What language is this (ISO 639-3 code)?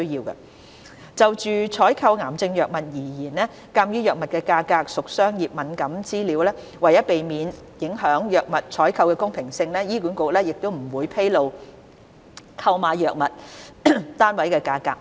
yue